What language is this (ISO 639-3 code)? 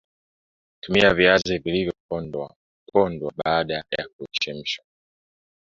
swa